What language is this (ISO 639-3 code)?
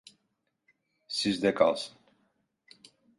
tur